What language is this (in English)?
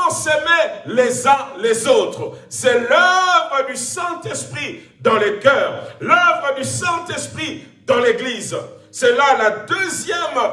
French